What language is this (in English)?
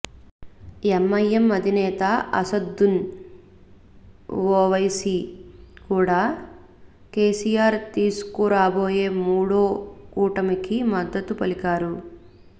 Telugu